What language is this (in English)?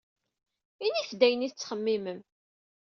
Kabyle